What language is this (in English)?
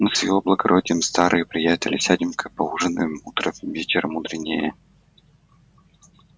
Russian